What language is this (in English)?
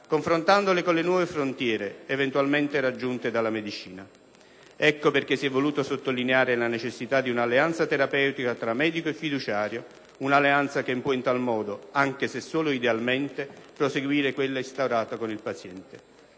Italian